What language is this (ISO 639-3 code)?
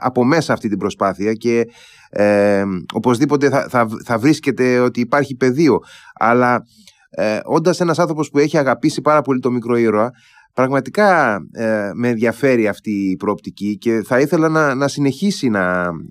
ell